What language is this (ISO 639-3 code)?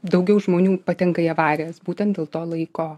lit